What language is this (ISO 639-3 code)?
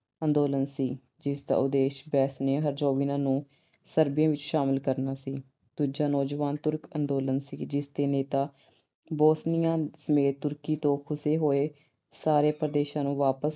pan